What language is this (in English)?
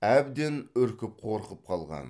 Kazakh